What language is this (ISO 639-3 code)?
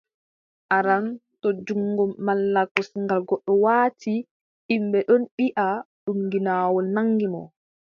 fub